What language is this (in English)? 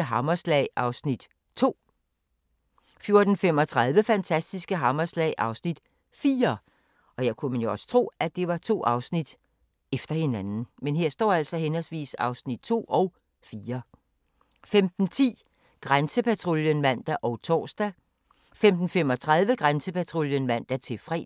Danish